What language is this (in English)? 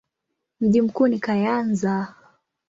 Swahili